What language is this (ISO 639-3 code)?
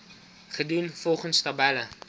afr